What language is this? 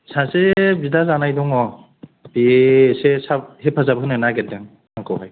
Bodo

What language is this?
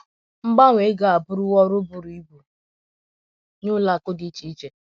Igbo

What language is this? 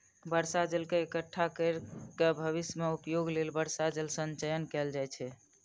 Maithili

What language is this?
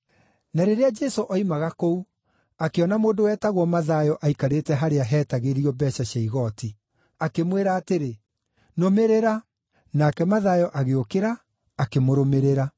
Kikuyu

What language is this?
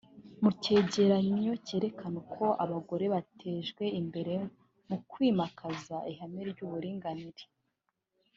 Kinyarwanda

